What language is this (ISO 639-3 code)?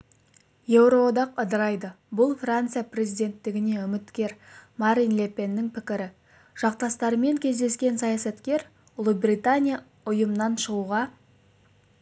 kaz